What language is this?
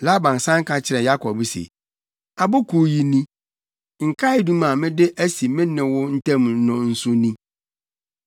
Akan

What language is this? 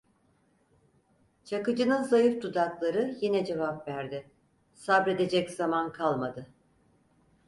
Turkish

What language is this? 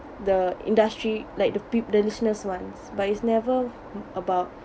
English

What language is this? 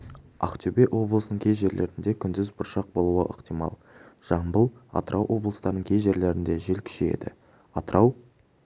Kazakh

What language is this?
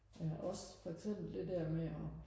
Danish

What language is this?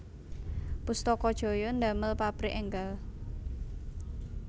Javanese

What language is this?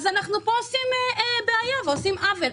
Hebrew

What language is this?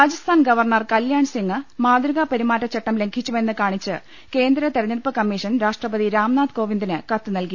Malayalam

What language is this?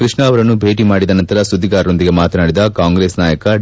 Kannada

